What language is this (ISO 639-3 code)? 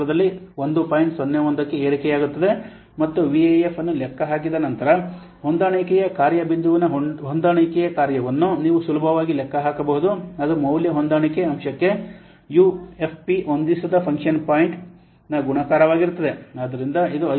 kan